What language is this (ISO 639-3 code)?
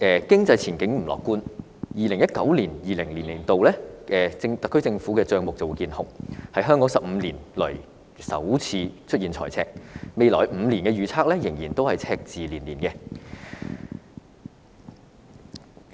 yue